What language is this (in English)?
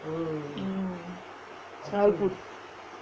English